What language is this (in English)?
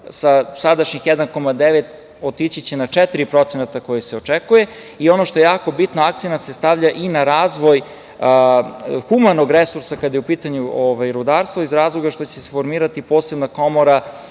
Serbian